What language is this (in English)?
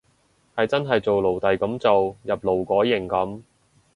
Cantonese